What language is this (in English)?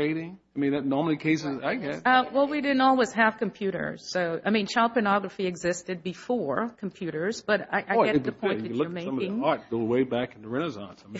English